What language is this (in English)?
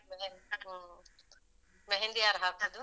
Kannada